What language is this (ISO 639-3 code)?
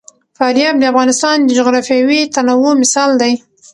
pus